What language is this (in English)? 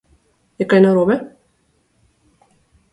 Slovenian